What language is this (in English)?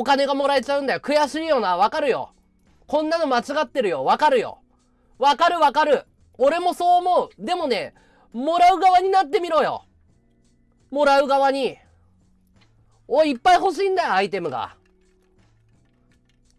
Japanese